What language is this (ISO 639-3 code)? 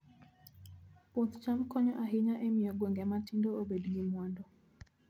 luo